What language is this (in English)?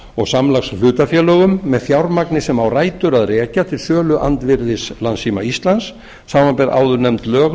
Icelandic